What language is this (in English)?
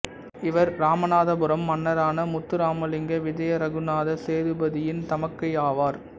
Tamil